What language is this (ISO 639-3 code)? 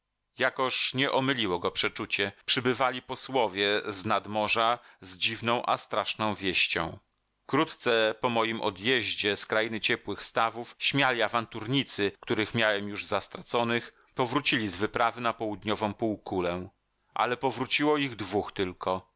pol